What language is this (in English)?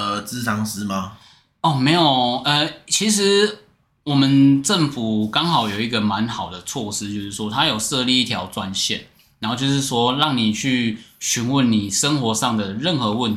Chinese